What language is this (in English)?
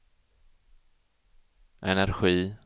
Swedish